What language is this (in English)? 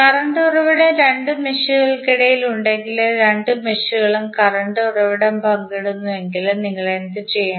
Malayalam